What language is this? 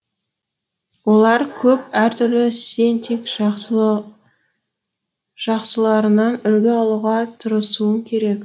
Kazakh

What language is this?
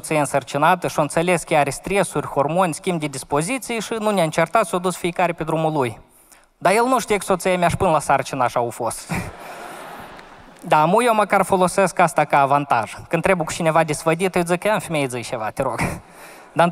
Romanian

